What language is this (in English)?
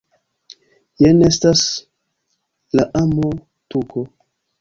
Esperanto